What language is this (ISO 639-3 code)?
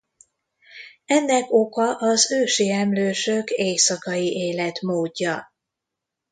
hun